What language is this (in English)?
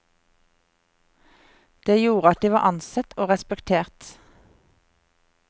Norwegian